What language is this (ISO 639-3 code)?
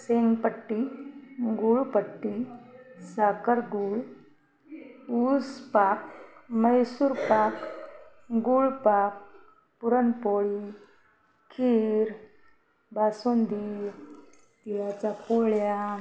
mar